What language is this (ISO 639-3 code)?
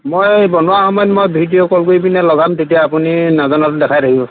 asm